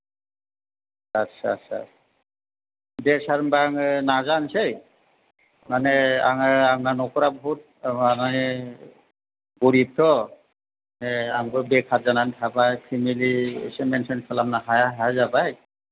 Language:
Bodo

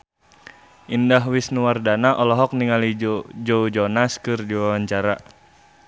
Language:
Sundanese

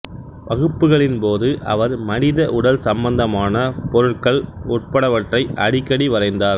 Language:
Tamil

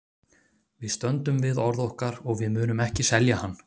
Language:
Icelandic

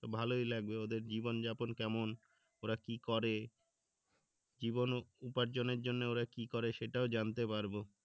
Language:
Bangla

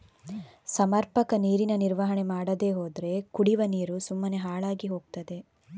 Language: Kannada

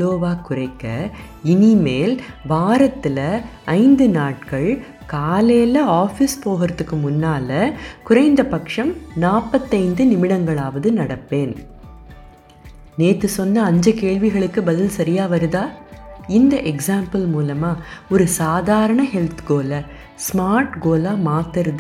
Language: Tamil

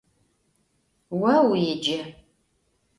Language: Adyghe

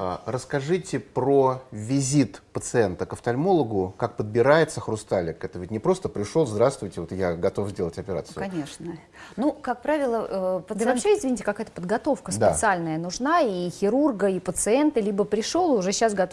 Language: Russian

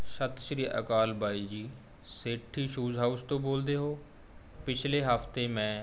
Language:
Punjabi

